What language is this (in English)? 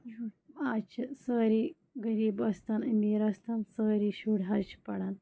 Kashmiri